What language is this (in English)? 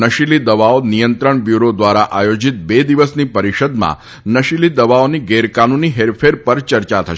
Gujarati